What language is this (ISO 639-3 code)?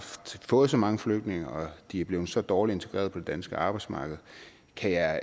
dan